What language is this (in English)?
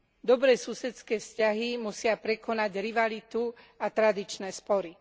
Slovak